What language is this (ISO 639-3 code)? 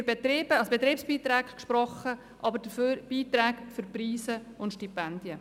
gsw